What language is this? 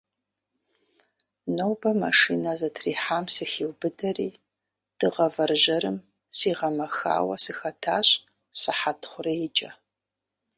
Kabardian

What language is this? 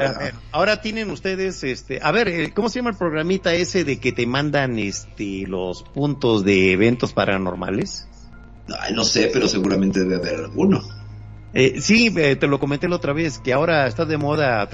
Spanish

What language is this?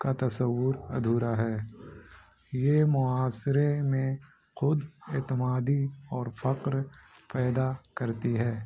Urdu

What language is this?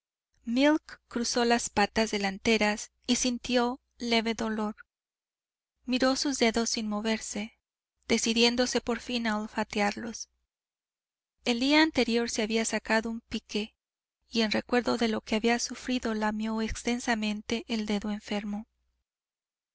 Spanish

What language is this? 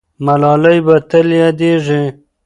Pashto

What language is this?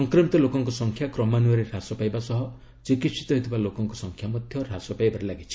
Odia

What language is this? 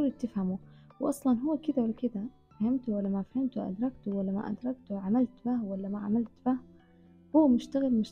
Arabic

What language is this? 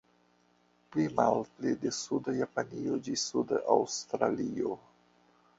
Esperanto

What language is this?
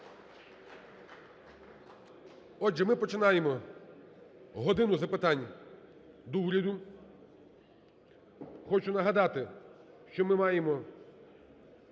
Ukrainian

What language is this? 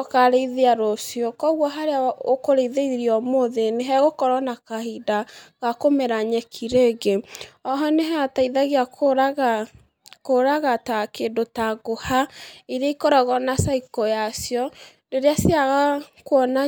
Kikuyu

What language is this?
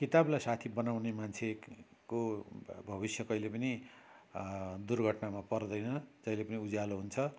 Nepali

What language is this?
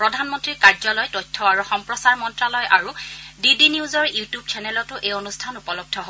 Assamese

